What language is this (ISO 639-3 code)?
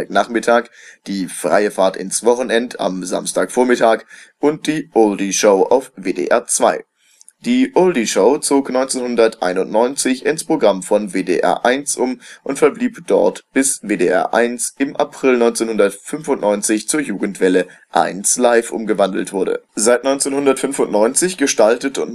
deu